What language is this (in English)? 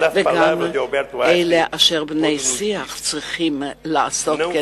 Hebrew